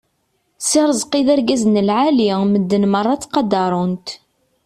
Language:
Kabyle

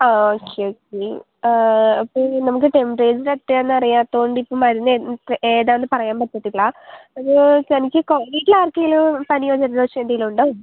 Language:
Malayalam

